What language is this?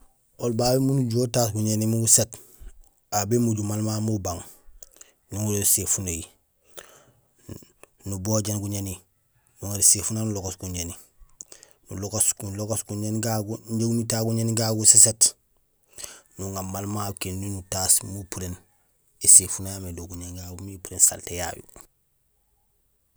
Gusilay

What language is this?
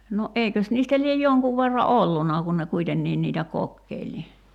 Finnish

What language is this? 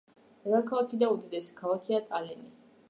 Georgian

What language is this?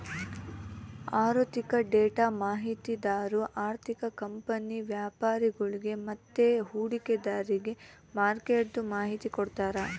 Kannada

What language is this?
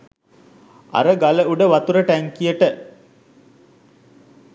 Sinhala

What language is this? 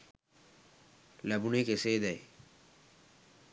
Sinhala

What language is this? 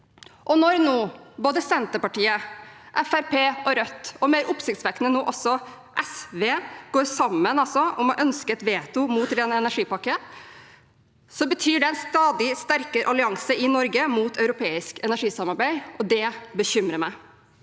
Norwegian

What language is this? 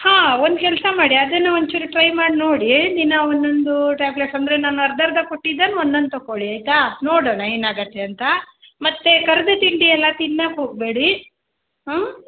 Kannada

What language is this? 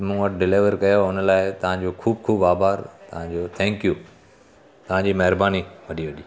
Sindhi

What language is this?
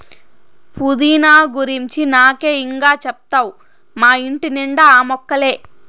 Telugu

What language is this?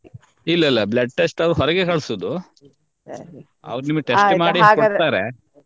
Kannada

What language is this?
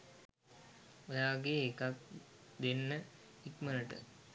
Sinhala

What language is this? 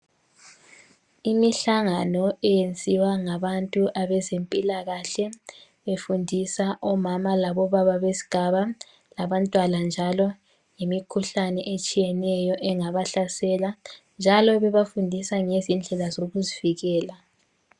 North Ndebele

